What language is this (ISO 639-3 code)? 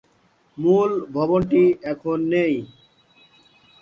ben